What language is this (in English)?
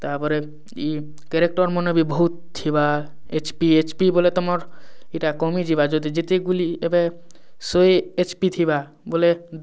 Odia